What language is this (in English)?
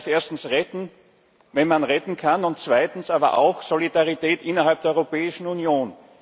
German